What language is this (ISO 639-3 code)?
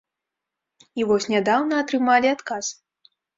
bel